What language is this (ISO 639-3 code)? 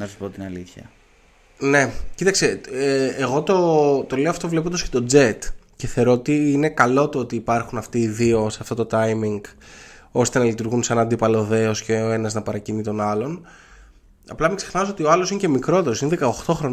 ell